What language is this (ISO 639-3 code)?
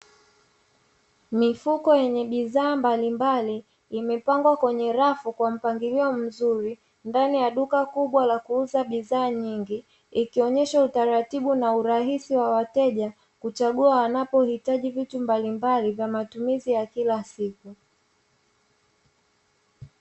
swa